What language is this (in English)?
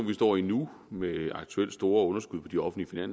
Danish